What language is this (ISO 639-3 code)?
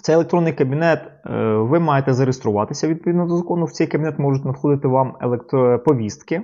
ukr